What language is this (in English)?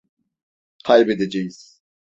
Turkish